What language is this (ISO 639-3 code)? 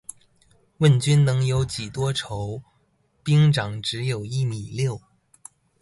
zho